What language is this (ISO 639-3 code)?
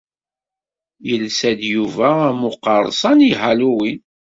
kab